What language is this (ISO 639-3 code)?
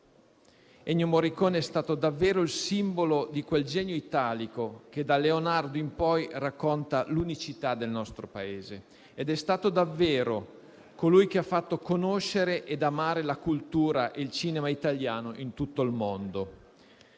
ita